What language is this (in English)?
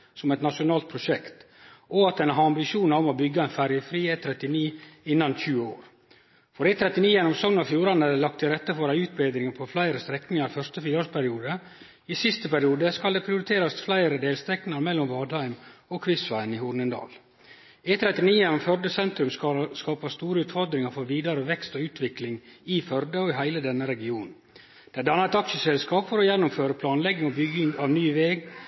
Norwegian Nynorsk